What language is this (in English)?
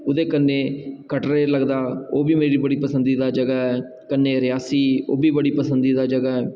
Dogri